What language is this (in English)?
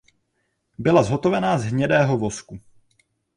Czech